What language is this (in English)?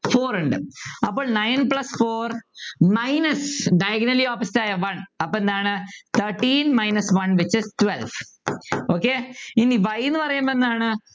Malayalam